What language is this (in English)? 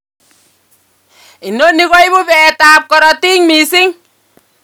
Kalenjin